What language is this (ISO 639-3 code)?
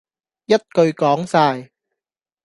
yue